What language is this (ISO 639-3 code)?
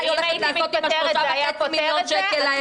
heb